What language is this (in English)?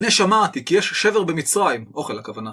Hebrew